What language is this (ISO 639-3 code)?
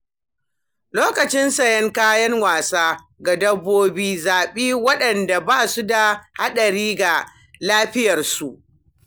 hau